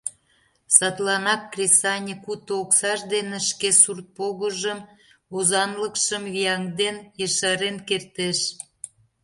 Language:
Mari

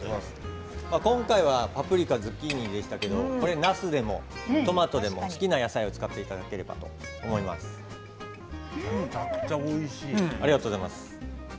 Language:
Japanese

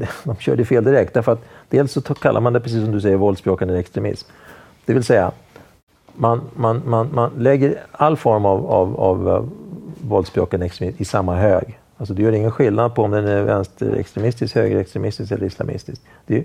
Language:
Swedish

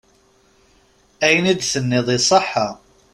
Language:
Kabyle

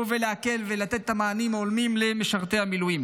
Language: Hebrew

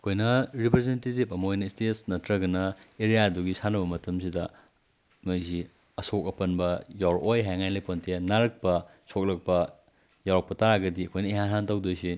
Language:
Manipuri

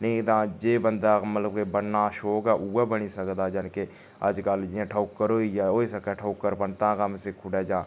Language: Dogri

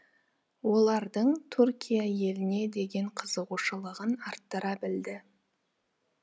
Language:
Kazakh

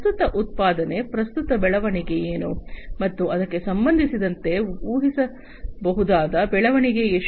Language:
Kannada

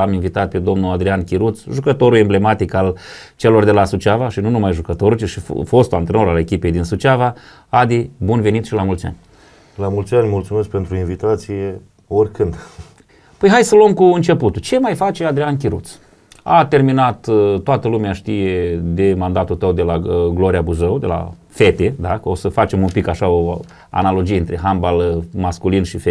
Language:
Romanian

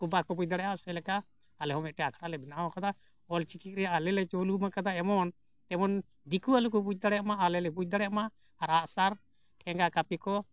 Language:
Santali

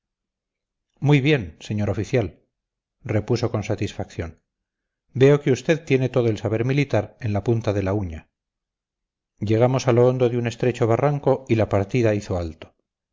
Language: Spanish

